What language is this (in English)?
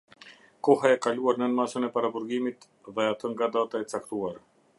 Albanian